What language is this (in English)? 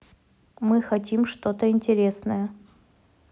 Russian